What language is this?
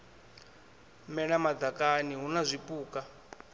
Venda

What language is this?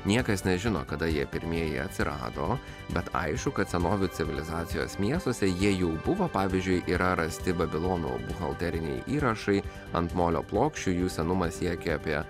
Lithuanian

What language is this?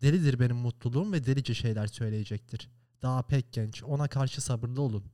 Turkish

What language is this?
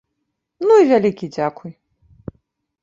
Belarusian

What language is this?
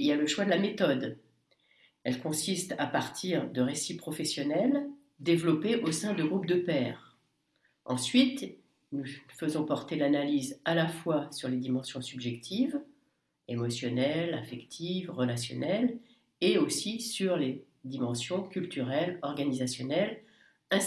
French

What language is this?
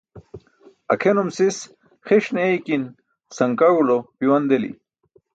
Burushaski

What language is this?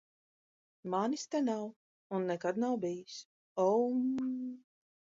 Latvian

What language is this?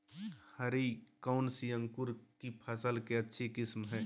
Magahi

